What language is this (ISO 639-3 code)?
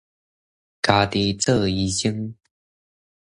nan